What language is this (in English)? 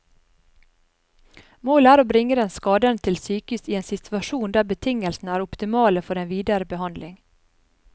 Norwegian